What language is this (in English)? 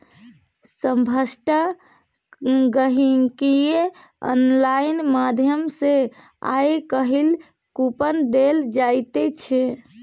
Maithili